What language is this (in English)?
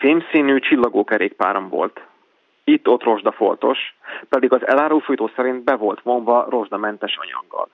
Hungarian